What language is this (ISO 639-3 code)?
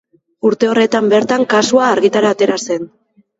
eus